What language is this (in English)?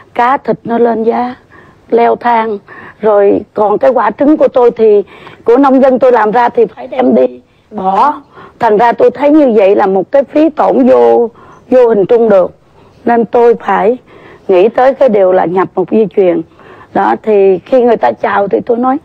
Vietnamese